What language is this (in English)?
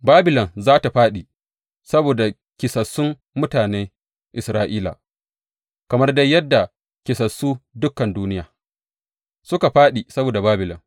Hausa